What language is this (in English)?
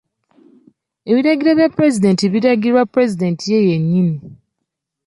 Ganda